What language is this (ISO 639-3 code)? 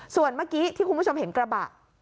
tha